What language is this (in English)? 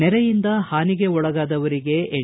Kannada